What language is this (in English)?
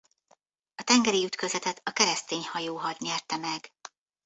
Hungarian